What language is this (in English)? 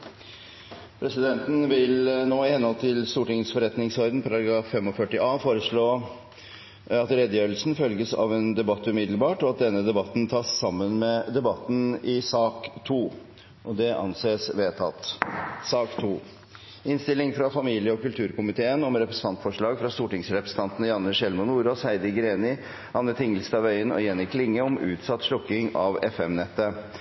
Norwegian Bokmål